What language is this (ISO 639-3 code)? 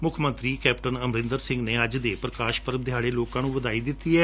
pan